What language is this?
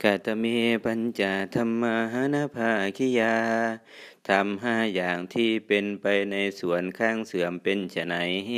Thai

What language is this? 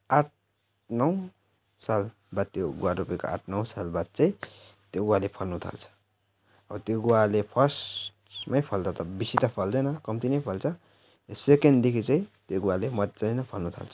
Nepali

